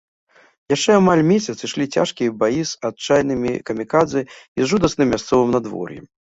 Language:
Belarusian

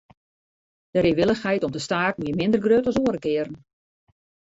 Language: Western Frisian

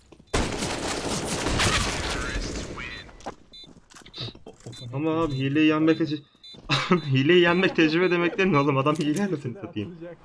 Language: Turkish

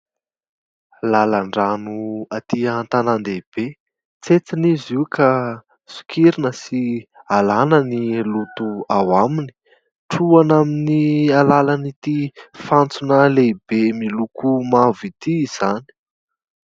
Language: Malagasy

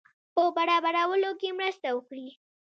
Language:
Pashto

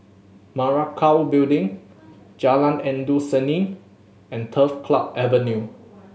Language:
English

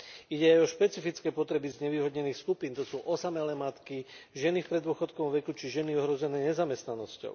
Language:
Slovak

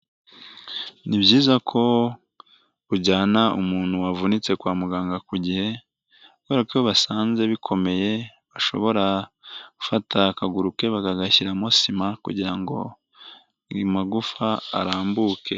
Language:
Kinyarwanda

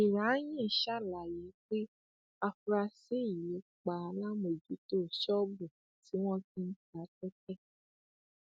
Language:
Yoruba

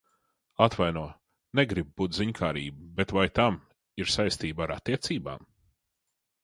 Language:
Latvian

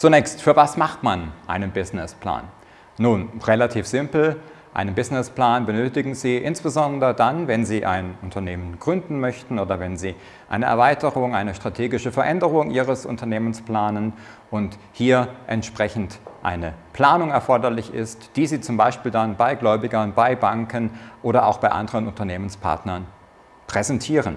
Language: German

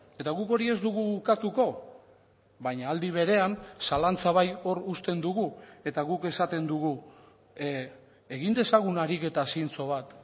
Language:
Basque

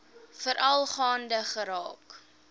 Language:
Afrikaans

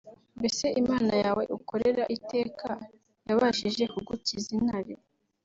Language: Kinyarwanda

